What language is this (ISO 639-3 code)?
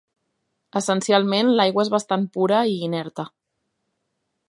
cat